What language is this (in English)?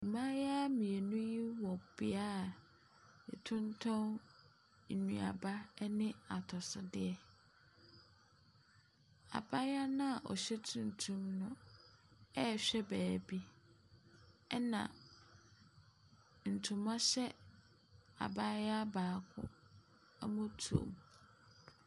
Akan